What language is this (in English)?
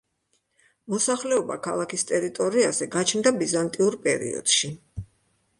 Georgian